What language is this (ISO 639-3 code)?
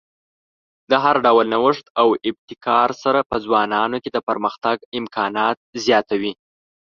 pus